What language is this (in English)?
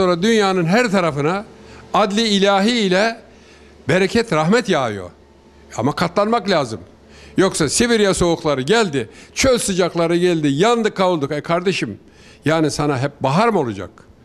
Turkish